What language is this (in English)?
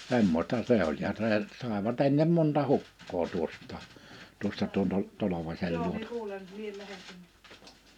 Finnish